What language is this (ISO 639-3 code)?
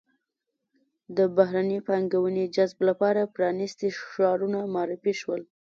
pus